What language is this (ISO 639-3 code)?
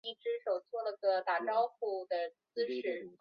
zho